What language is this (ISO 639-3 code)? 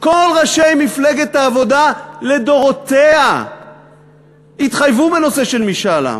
heb